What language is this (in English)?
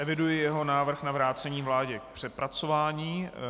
Czech